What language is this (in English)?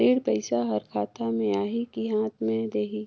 Chhattisgarhi